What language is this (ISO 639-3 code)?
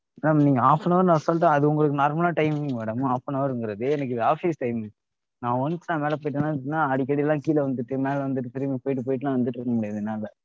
tam